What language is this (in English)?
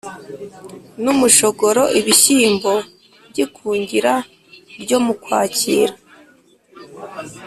Kinyarwanda